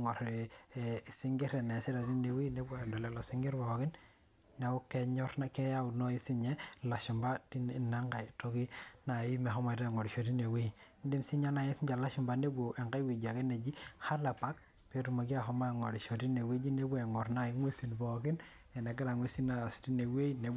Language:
Masai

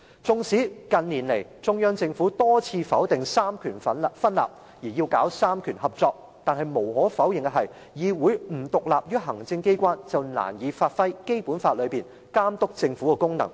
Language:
Cantonese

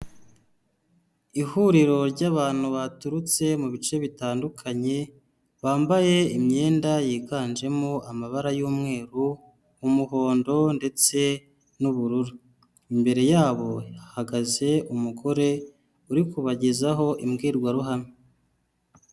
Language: Kinyarwanda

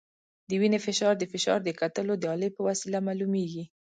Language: Pashto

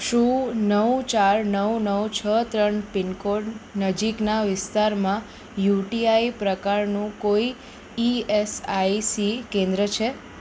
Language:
Gujarati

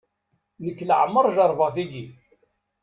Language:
Kabyle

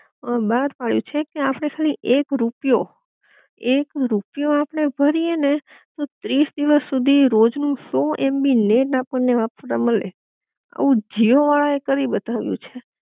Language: Gujarati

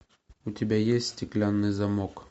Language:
Russian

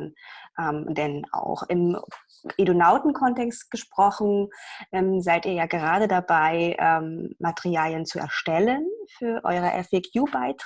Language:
German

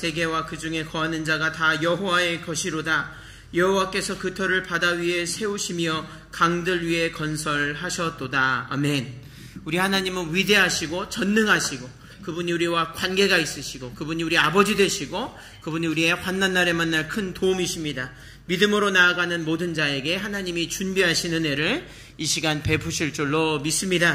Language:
Korean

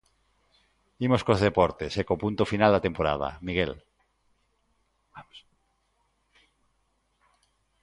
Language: Galician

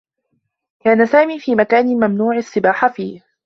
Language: Arabic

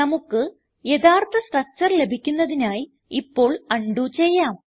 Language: Malayalam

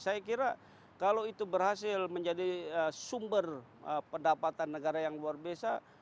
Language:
Indonesian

